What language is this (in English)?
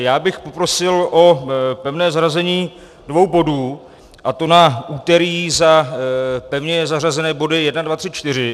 Czech